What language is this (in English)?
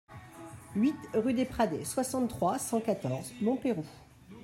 French